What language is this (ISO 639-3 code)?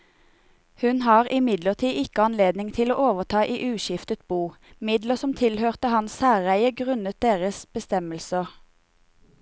nor